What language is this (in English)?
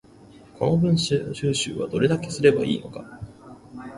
Japanese